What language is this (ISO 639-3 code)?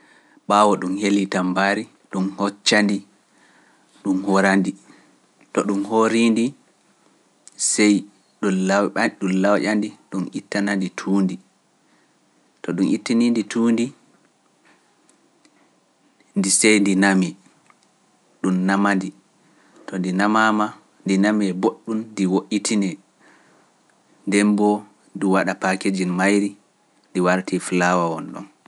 fuf